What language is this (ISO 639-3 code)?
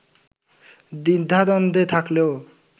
ben